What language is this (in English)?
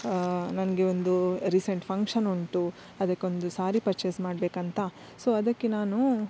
Kannada